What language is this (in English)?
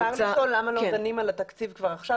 Hebrew